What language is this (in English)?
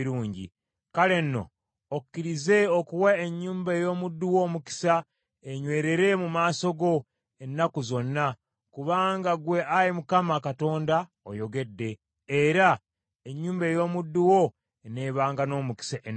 Ganda